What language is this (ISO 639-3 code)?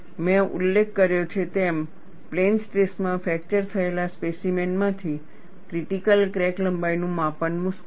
guj